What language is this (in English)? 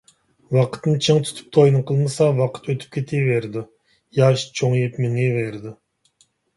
Uyghur